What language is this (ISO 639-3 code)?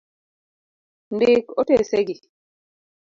luo